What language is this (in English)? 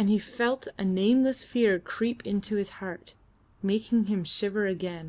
English